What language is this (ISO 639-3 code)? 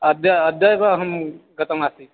san